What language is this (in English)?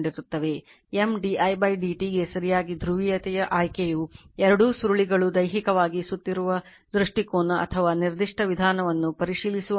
Kannada